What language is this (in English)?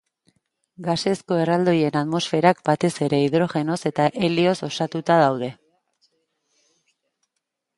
Basque